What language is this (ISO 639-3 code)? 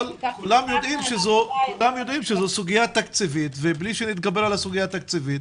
heb